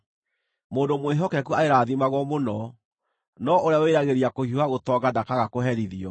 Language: Kikuyu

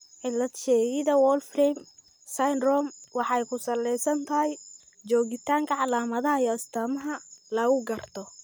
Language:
Somali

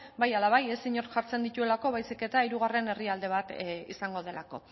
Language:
Basque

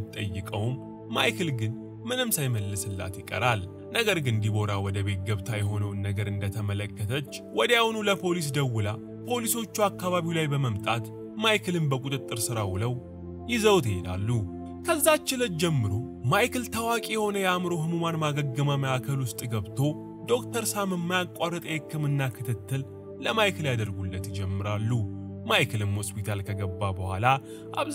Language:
Arabic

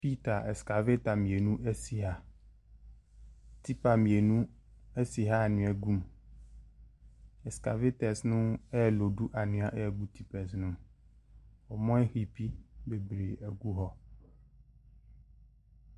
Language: Akan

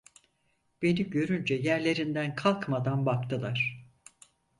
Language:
Turkish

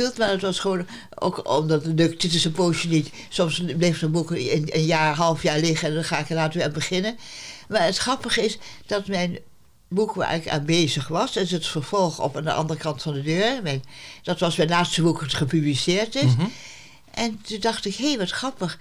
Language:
Dutch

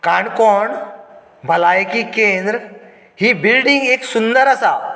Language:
Konkani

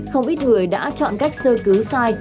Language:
Vietnamese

